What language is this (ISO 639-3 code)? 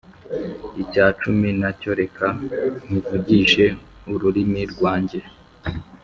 kin